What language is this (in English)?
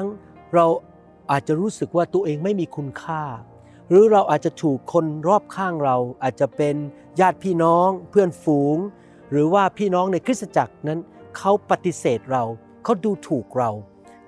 Thai